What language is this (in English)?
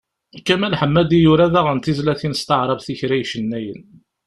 Kabyle